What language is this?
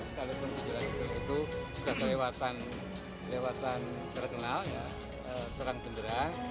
Indonesian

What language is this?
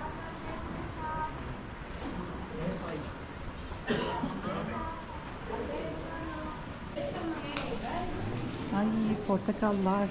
Turkish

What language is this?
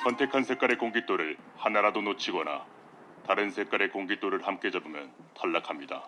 Korean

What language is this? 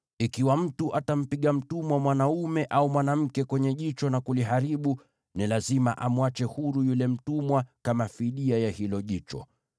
Swahili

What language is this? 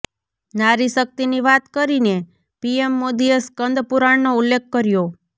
Gujarati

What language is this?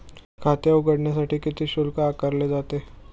Marathi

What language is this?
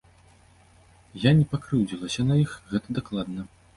Belarusian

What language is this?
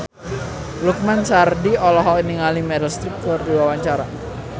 Sundanese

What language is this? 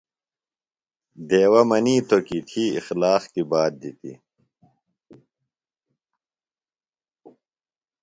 Phalura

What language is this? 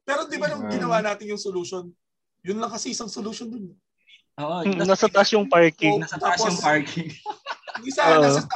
Filipino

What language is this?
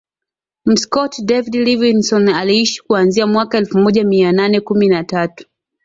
Swahili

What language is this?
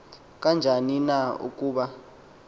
Xhosa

